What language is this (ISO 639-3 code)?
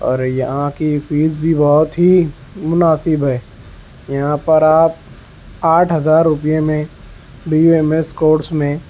urd